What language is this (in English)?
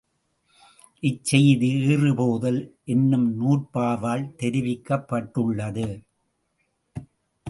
Tamil